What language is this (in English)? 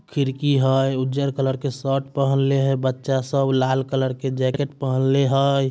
Magahi